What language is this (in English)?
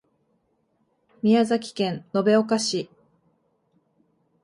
Japanese